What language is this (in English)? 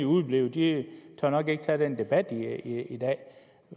Danish